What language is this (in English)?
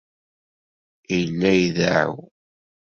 Kabyle